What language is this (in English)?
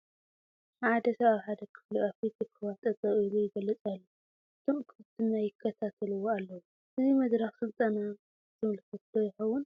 Tigrinya